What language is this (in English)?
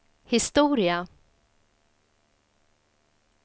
Swedish